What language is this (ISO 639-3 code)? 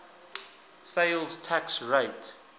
eng